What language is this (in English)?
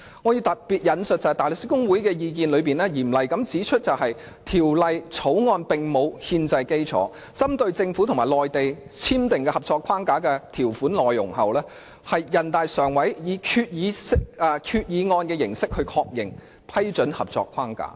Cantonese